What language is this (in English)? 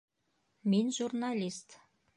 Bashkir